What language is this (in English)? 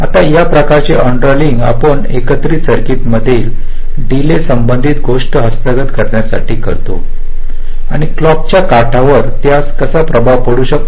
Marathi